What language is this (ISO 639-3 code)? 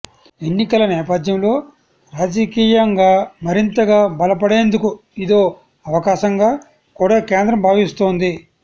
tel